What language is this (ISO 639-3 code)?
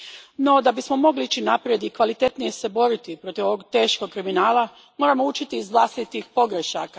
hrv